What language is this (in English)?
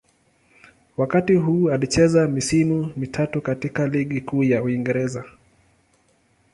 Swahili